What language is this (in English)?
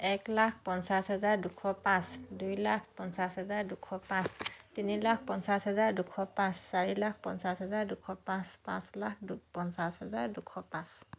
Assamese